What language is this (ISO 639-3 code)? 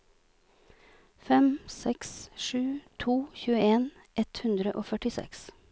nor